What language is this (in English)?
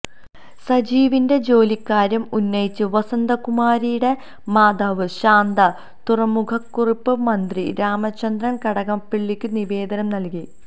Malayalam